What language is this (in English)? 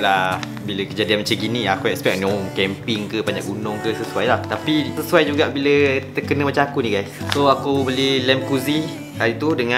Malay